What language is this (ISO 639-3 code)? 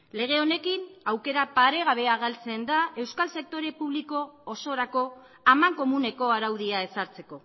eus